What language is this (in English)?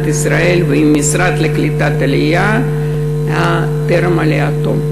Hebrew